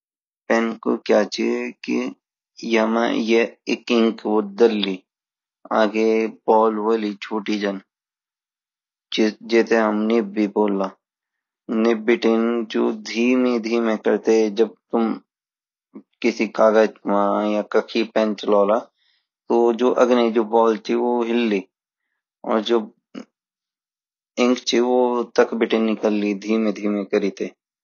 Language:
Garhwali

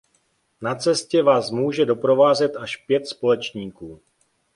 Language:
Czech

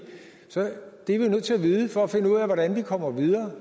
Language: Danish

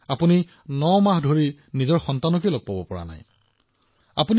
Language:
Assamese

